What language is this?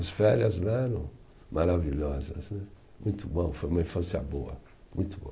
Portuguese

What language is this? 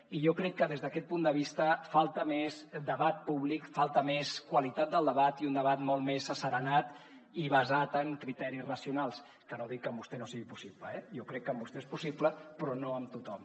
Catalan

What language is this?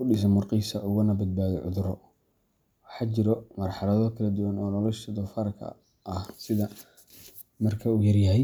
Somali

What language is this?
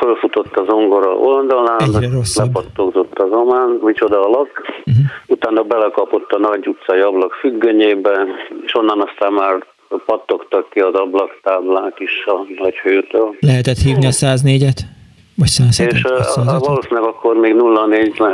Hungarian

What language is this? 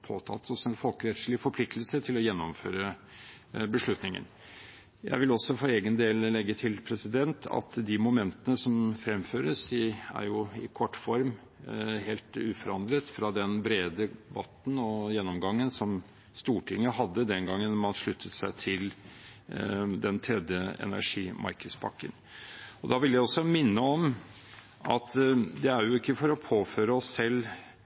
Norwegian Bokmål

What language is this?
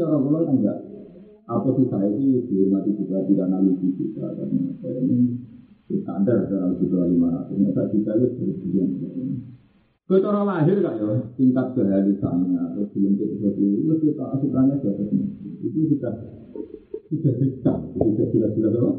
Indonesian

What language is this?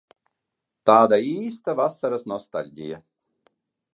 Latvian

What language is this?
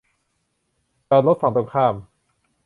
Thai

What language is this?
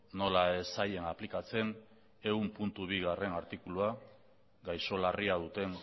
Basque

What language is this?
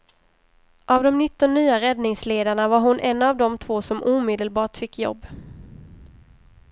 Swedish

